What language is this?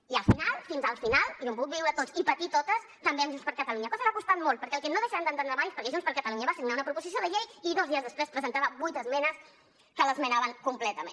Catalan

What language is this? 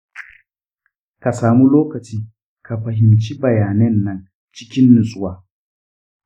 Hausa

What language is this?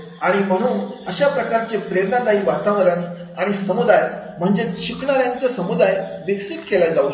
Marathi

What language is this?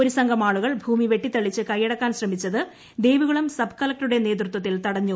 Malayalam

